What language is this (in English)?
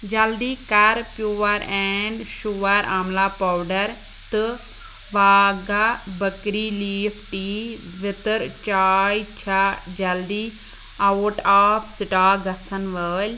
Kashmiri